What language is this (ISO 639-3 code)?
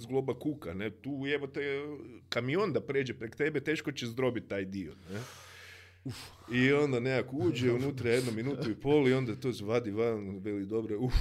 hrv